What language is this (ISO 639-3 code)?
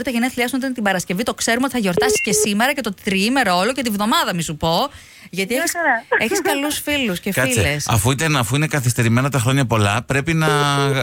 ell